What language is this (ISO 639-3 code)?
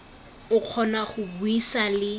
tsn